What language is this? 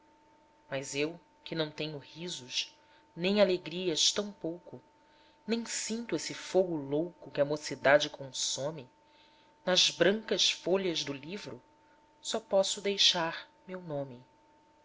Portuguese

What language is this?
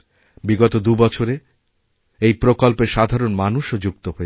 Bangla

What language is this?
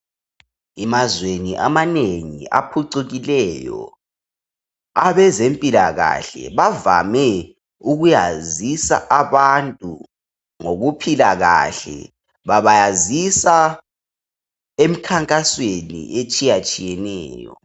North Ndebele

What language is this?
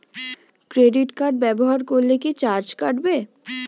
Bangla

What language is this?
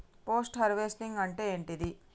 Telugu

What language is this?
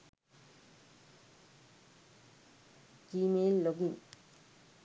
Sinhala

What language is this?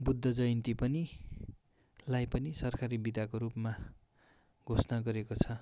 Nepali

